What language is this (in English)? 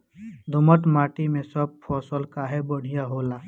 Bhojpuri